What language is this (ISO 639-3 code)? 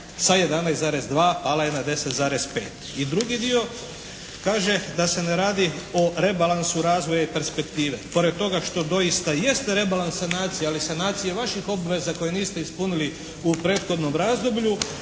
hrv